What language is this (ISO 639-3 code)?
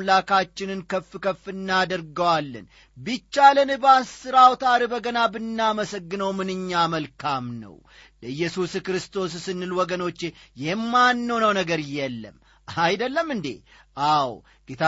amh